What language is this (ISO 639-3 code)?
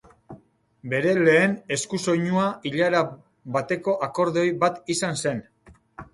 eus